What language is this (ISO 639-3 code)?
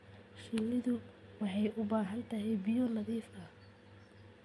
som